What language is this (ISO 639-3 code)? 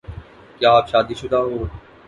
urd